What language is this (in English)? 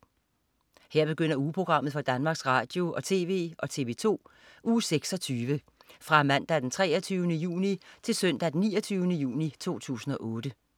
Danish